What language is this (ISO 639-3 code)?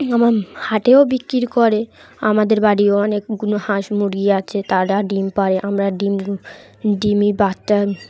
ben